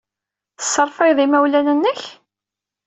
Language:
Kabyle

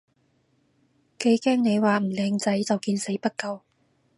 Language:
Cantonese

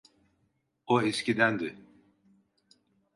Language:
Turkish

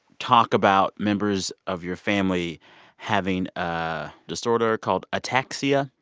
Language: English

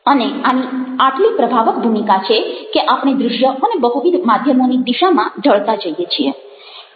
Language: Gujarati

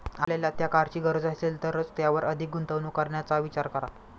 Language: Marathi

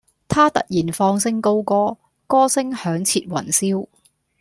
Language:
Cantonese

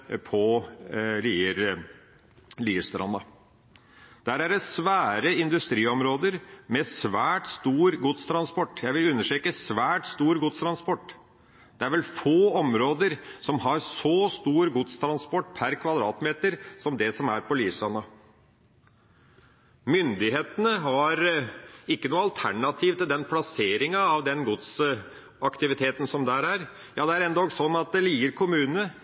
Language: Norwegian Bokmål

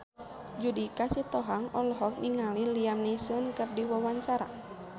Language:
Sundanese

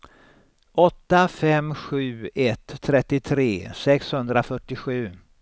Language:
Swedish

